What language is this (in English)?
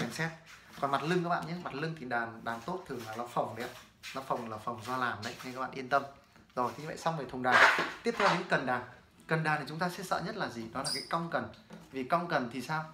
Vietnamese